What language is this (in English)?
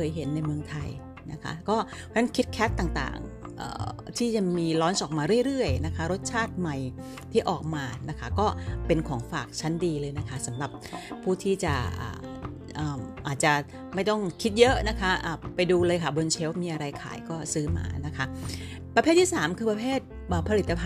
Thai